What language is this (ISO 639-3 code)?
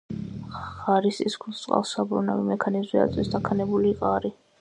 kat